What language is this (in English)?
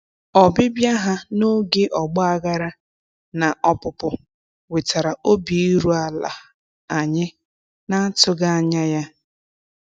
Igbo